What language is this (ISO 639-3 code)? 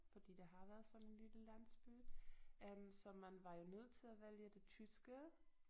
dan